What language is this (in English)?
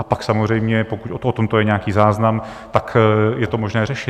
Czech